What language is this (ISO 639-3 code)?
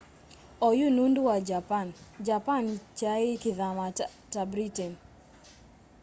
kam